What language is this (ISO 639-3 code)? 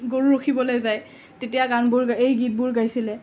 asm